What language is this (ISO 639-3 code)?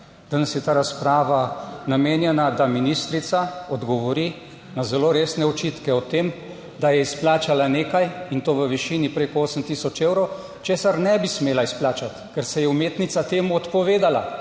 slv